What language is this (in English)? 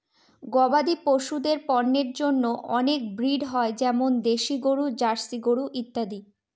Bangla